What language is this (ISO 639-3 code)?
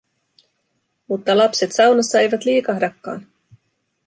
fin